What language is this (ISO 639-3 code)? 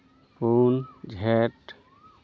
sat